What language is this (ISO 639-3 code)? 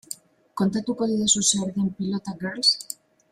eus